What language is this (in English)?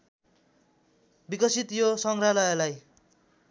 Nepali